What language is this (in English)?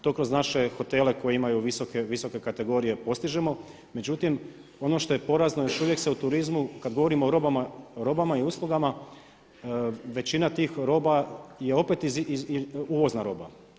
Croatian